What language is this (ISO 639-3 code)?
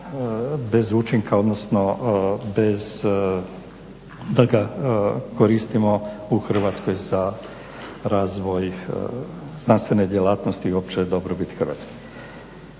hrv